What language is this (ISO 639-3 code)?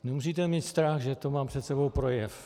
ces